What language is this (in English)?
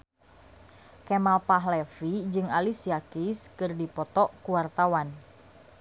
Sundanese